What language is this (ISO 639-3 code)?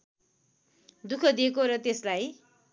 nep